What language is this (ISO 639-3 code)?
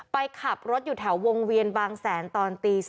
tha